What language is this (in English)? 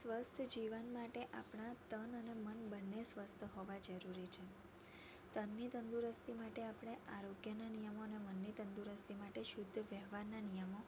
Gujarati